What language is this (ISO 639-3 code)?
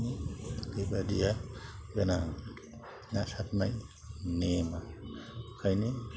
brx